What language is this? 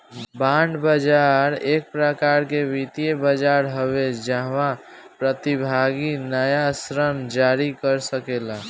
Bhojpuri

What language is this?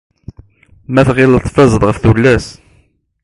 Kabyle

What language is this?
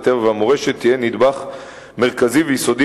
Hebrew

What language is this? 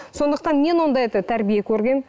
Kazakh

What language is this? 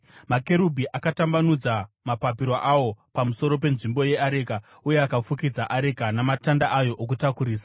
Shona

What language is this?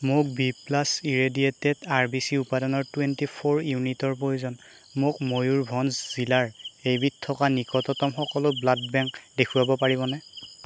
Assamese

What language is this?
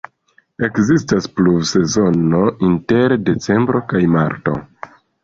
Esperanto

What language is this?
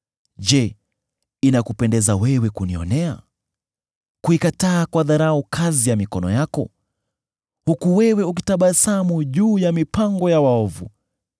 Swahili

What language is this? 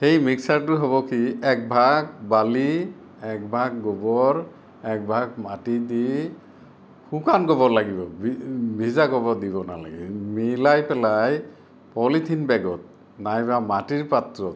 Assamese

